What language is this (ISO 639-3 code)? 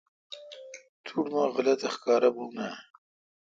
xka